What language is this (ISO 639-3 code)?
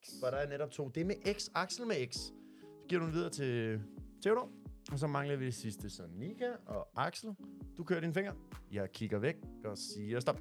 dan